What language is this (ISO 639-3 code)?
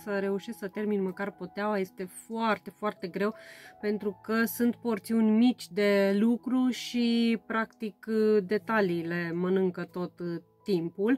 ron